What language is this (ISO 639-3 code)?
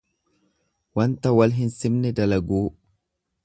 orm